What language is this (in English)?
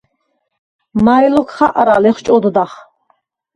Svan